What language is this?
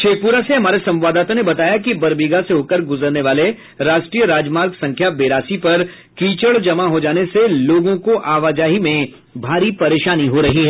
Hindi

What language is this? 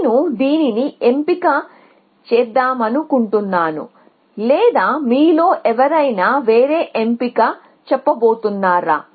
Telugu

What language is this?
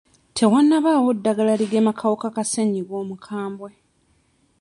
Ganda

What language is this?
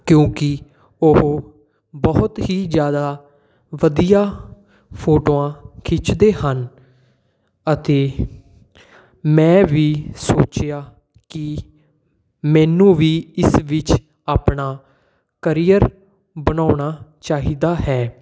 Punjabi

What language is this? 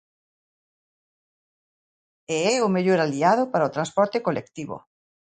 Galician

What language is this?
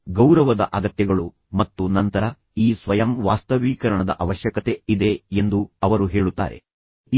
Kannada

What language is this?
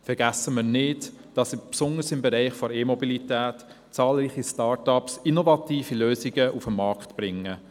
Swiss German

